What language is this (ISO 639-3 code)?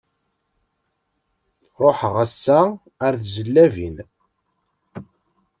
kab